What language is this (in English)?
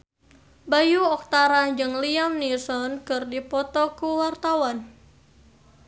Sundanese